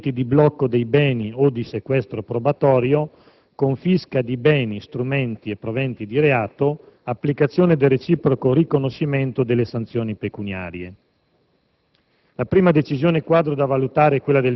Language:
Italian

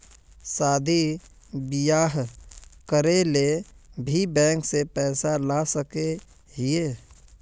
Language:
Magahi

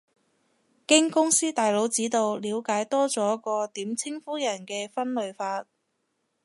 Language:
Cantonese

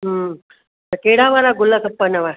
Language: Sindhi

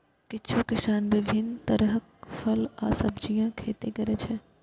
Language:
Maithili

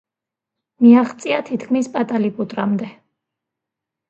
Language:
Georgian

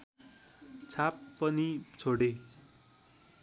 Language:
Nepali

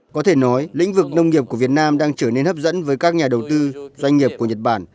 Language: Vietnamese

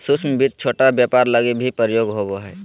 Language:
Magahi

